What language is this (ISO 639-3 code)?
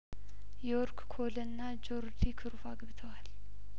amh